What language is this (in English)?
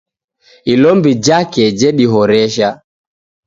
Taita